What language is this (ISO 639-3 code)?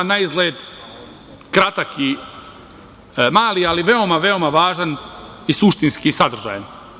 srp